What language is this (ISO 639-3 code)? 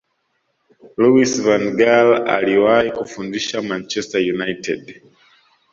swa